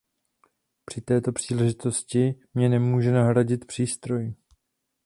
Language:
Czech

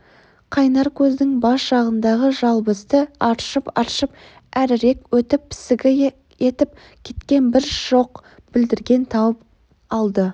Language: Kazakh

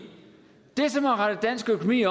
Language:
Danish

